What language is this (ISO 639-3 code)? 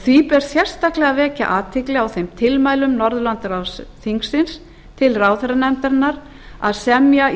isl